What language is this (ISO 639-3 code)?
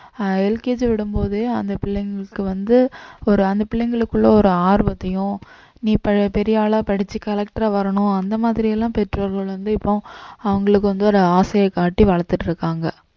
tam